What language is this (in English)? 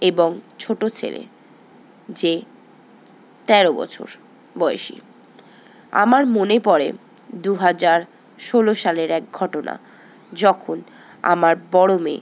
Bangla